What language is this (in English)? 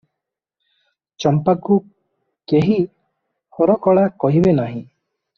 Odia